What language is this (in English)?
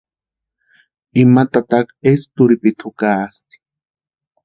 Western Highland Purepecha